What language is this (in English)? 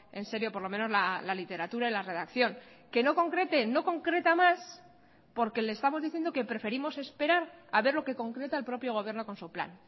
Spanish